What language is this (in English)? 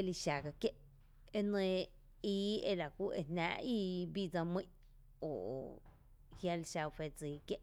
Tepinapa Chinantec